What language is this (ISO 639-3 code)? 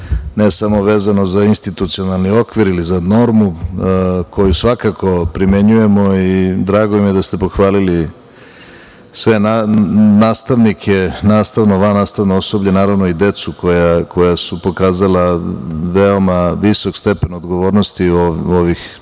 srp